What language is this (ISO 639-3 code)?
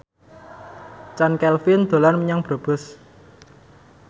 jav